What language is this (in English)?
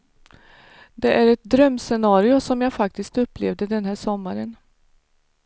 Swedish